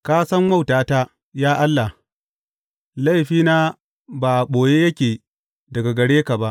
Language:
Hausa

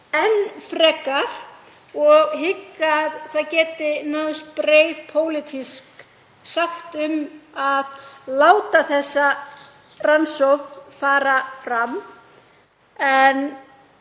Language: Icelandic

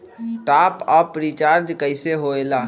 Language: Magahi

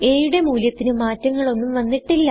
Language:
Malayalam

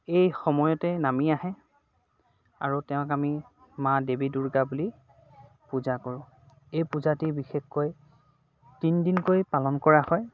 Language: Assamese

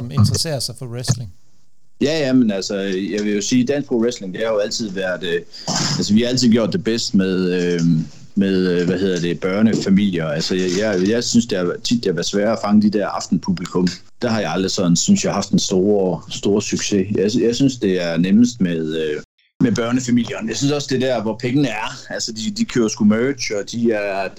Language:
Danish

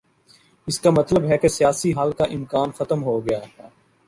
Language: Urdu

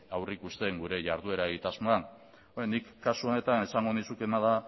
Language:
Basque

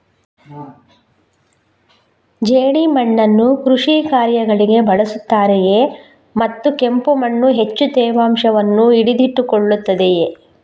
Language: Kannada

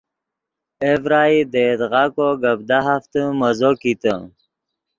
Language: Yidgha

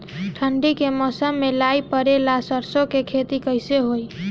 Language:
Bhojpuri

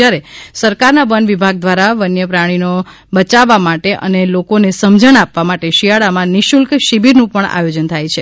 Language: Gujarati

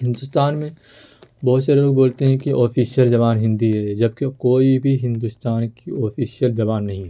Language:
Urdu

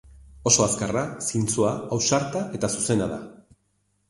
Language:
Basque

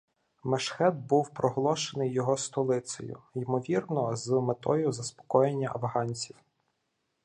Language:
Ukrainian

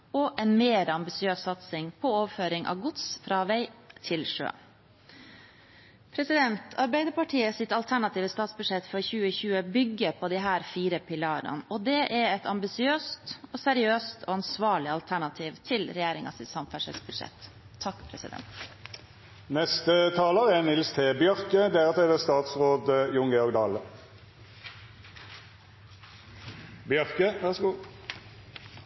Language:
Norwegian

